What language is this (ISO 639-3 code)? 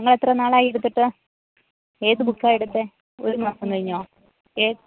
mal